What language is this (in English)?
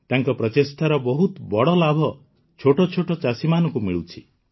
Odia